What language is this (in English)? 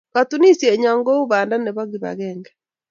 Kalenjin